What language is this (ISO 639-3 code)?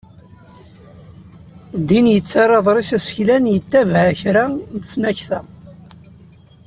kab